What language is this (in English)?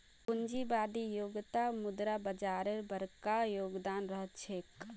Magahi